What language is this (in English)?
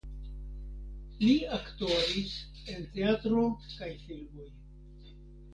Esperanto